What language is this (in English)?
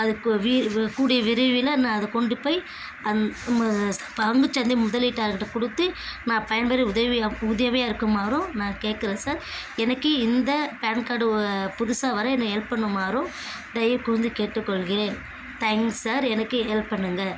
Tamil